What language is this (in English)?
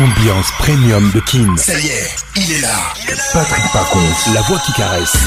French